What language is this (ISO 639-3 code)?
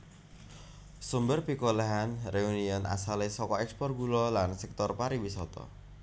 jav